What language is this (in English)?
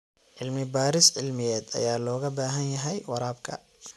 Somali